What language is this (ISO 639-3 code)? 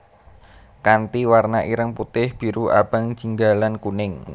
jav